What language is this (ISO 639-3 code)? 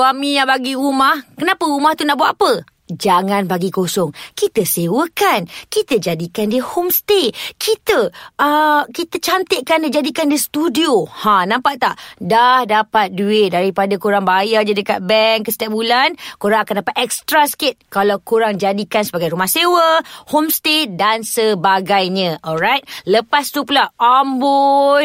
msa